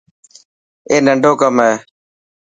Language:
Dhatki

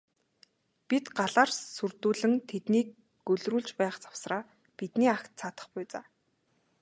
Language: Mongolian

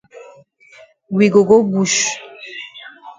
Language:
Cameroon Pidgin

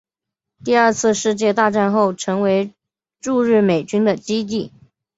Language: Chinese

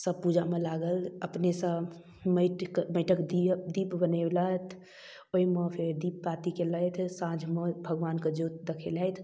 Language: Maithili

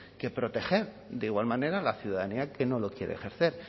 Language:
Spanish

